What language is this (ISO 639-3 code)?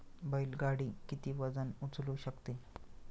mar